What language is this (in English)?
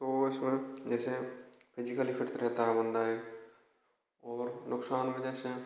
Hindi